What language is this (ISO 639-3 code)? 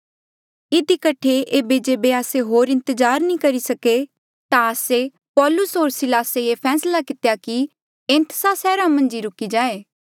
mjl